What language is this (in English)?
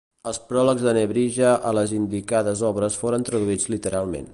Catalan